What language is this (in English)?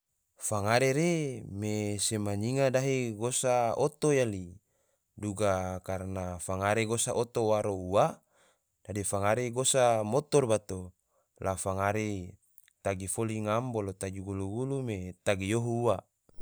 Tidore